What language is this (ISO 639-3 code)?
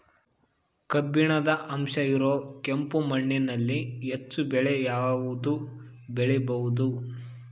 kan